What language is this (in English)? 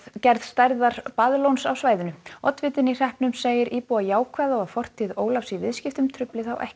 Icelandic